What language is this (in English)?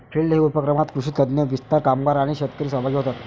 Marathi